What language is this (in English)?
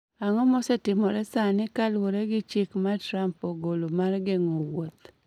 Luo (Kenya and Tanzania)